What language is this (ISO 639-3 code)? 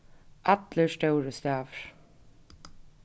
fao